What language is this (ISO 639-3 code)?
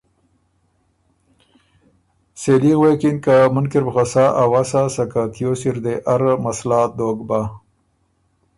oru